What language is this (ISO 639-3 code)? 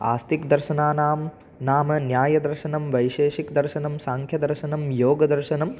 san